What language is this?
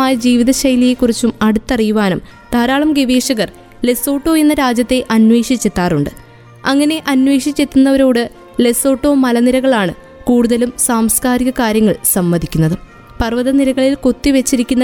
Malayalam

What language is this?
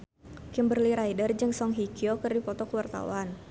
Sundanese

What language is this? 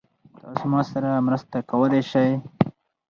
Pashto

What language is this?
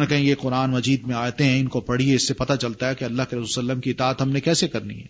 Urdu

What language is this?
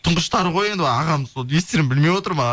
Kazakh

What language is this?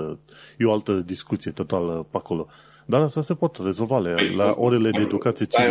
Romanian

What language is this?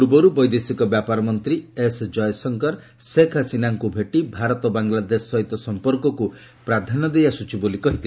Odia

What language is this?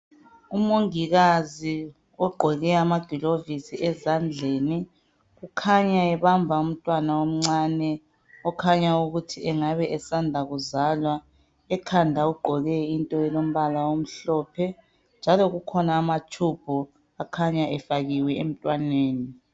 North Ndebele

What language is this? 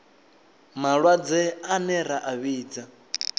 Venda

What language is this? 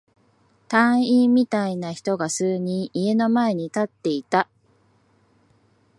Japanese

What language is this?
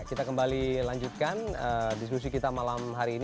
Indonesian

